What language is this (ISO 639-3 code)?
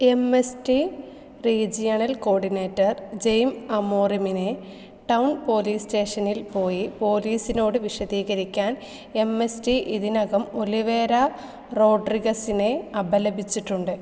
mal